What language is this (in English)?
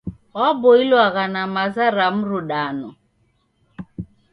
Taita